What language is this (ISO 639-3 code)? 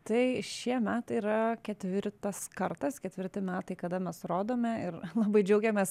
lit